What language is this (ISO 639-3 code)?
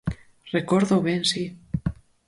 glg